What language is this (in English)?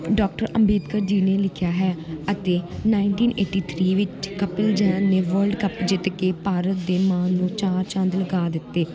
Punjabi